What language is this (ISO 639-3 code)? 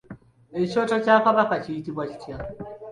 lug